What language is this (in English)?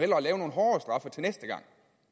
Danish